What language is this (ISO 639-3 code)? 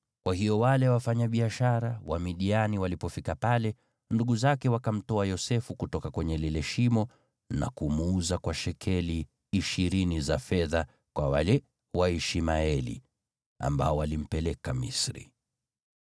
swa